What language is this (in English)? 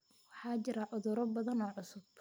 Somali